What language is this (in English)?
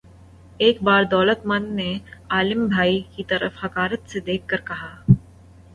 Urdu